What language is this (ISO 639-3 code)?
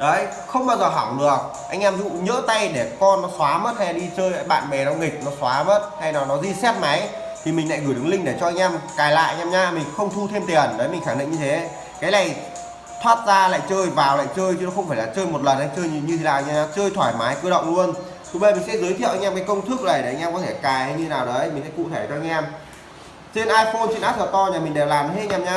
vie